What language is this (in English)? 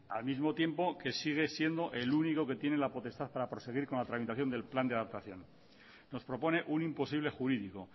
Spanish